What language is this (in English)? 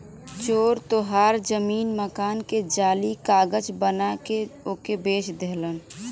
Bhojpuri